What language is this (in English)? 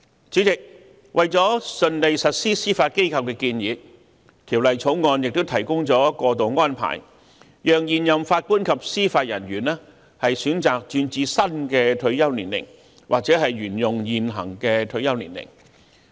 Cantonese